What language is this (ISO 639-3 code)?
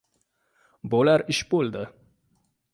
uzb